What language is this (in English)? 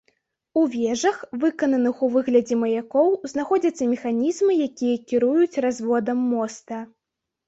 Belarusian